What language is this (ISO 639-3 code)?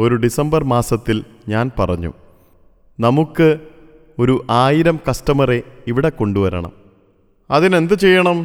mal